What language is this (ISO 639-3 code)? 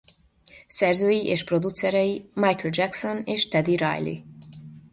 hun